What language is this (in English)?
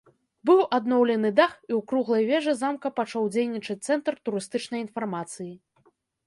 Belarusian